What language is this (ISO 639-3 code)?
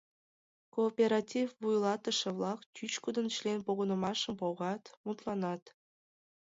chm